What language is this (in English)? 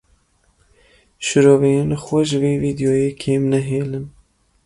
Kurdish